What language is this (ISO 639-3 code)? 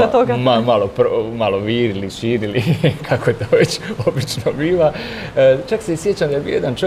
hrv